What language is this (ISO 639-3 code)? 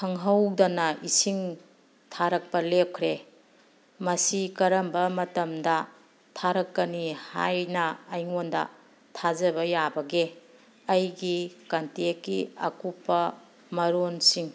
mni